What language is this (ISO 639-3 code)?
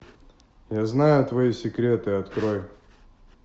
rus